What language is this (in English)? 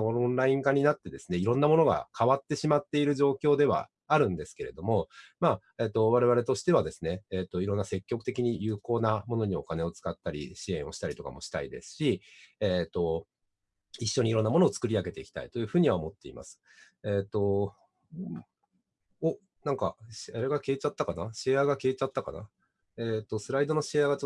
Japanese